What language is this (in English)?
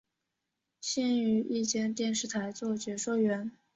Chinese